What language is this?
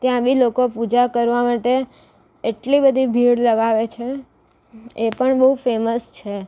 Gujarati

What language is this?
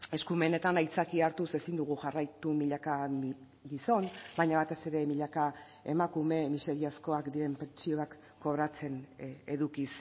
Basque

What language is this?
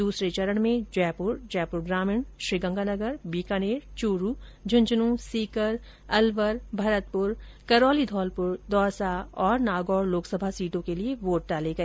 Hindi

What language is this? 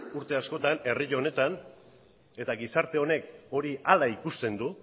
Basque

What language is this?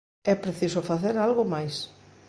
Galician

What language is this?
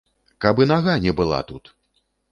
Belarusian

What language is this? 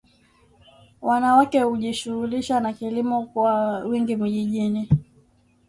Swahili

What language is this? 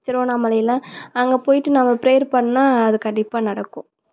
Tamil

